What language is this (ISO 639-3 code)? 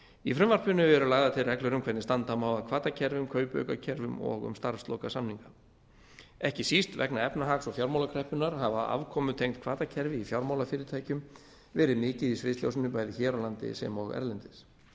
isl